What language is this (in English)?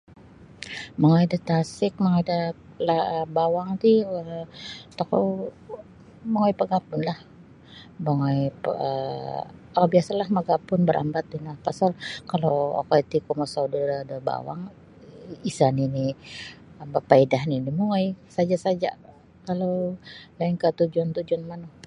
Sabah Bisaya